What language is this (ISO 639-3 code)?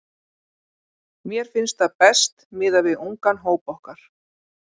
isl